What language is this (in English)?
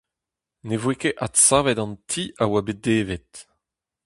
Breton